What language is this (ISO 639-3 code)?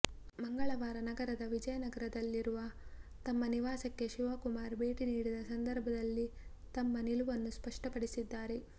kan